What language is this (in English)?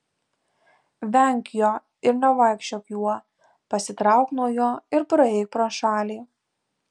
Lithuanian